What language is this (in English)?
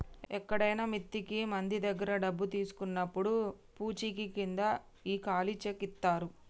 Telugu